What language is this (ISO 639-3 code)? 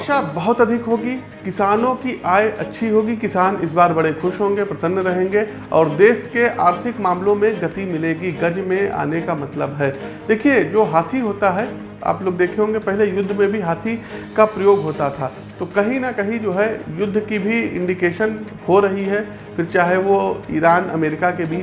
hin